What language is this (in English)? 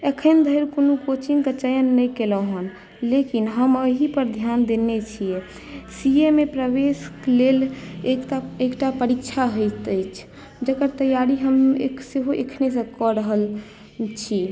Maithili